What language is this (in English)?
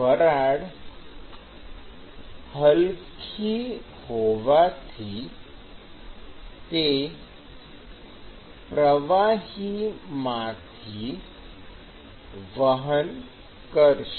Gujarati